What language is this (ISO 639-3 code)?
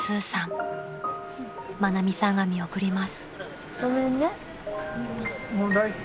jpn